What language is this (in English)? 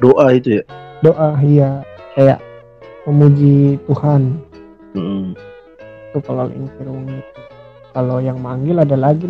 Indonesian